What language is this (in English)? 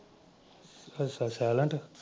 Punjabi